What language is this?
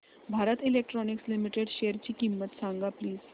Marathi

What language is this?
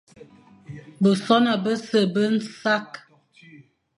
Fang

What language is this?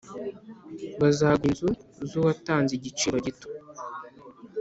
Kinyarwanda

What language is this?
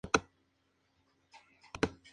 Spanish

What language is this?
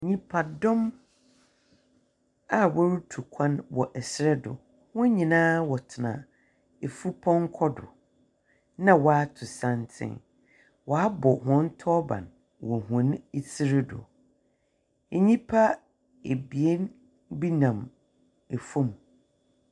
Akan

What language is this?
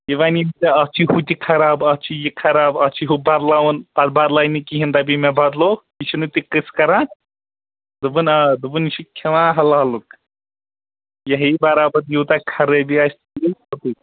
Kashmiri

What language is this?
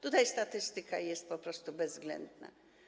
Polish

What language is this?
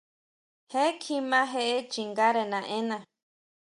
Huautla Mazatec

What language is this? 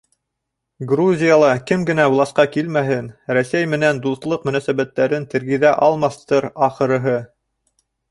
Bashkir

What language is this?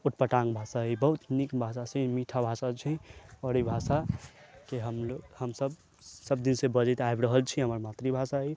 Maithili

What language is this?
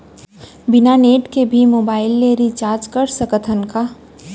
Chhattisgarhi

